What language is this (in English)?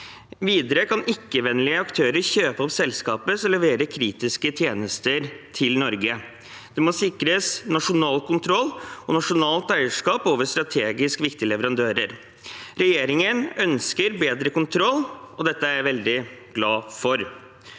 Norwegian